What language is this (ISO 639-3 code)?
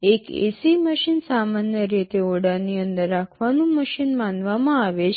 guj